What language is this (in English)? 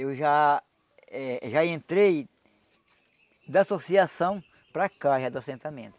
Portuguese